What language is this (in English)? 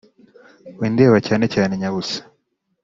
Kinyarwanda